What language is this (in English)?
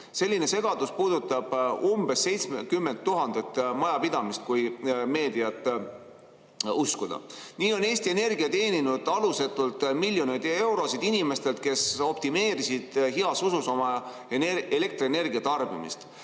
Estonian